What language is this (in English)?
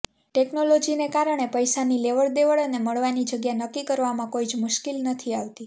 Gujarati